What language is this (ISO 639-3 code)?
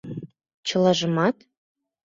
chm